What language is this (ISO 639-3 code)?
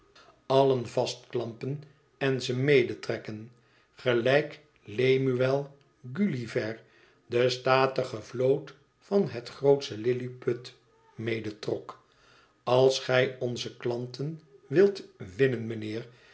nld